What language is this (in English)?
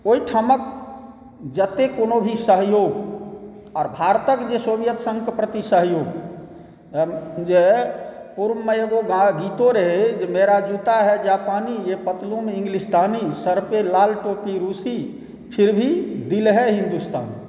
Maithili